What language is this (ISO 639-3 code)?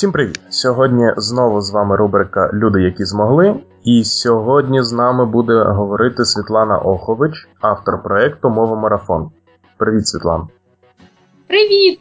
ukr